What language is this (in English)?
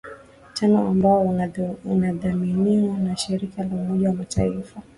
Swahili